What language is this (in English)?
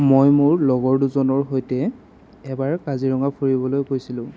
Assamese